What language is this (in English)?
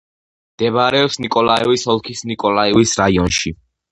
Georgian